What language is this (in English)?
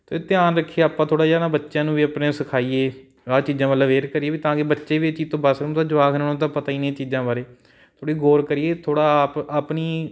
Punjabi